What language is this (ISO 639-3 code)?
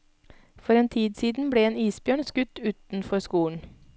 nor